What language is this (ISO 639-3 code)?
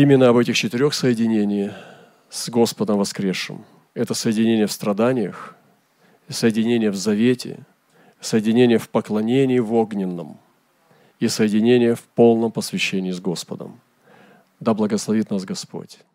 rus